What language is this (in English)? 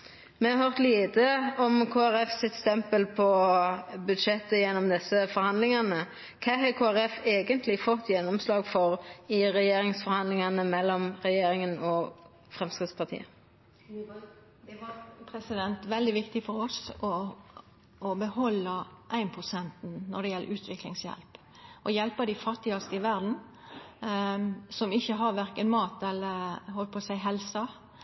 Norwegian Nynorsk